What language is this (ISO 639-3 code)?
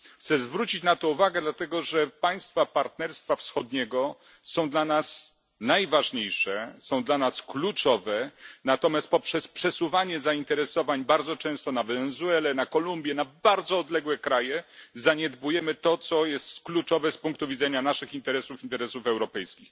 pol